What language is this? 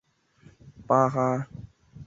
Chinese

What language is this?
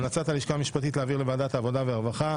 Hebrew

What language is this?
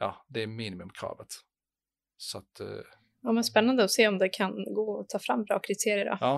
Swedish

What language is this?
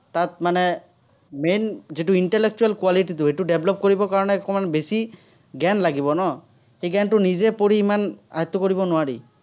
Assamese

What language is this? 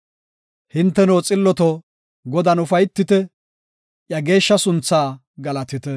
Gofa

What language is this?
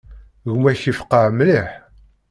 Kabyle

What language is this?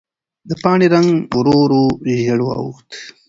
Pashto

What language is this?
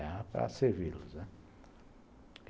Portuguese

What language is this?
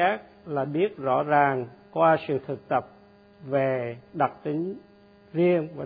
Vietnamese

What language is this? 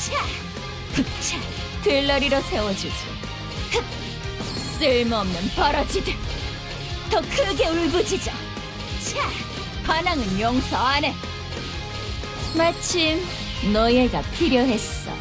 Korean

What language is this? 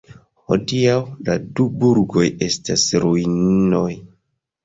Esperanto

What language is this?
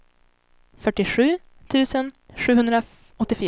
Swedish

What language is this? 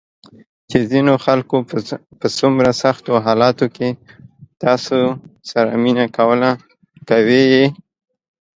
Pashto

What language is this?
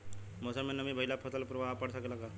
Bhojpuri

